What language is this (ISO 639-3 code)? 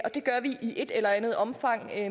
dan